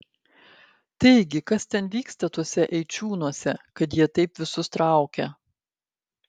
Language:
Lithuanian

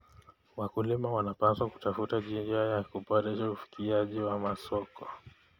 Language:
Kalenjin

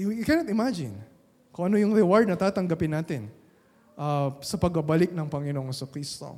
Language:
Filipino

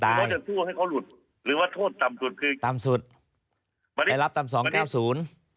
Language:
Thai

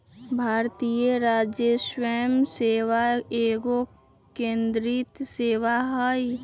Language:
Magahi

